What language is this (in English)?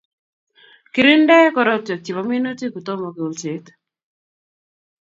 Kalenjin